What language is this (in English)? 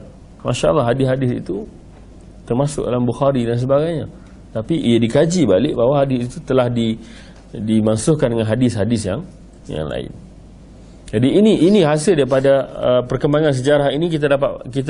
Malay